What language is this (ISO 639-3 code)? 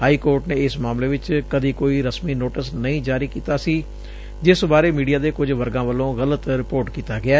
pan